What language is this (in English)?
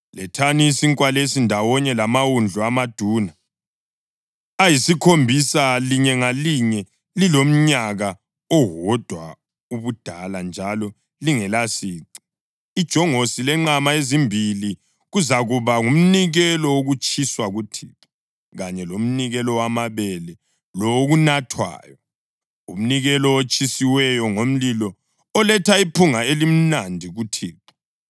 North Ndebele